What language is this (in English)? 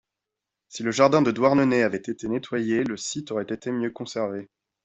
French